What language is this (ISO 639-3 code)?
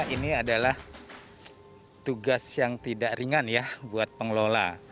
ind